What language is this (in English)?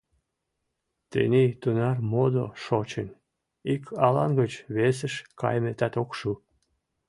Mari